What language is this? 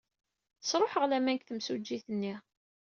Kabyle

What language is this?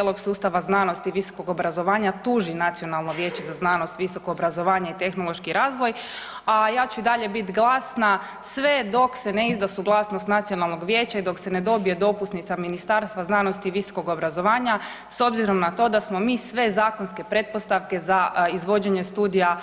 Croatian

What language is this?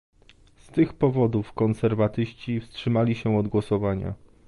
Polish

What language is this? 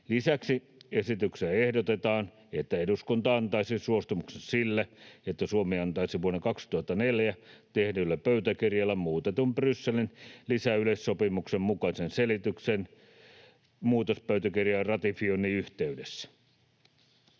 Finnish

